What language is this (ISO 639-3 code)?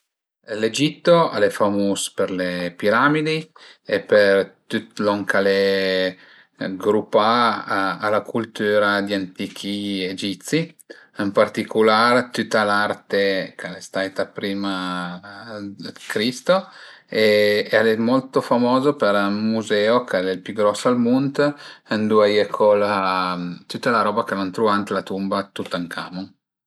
pms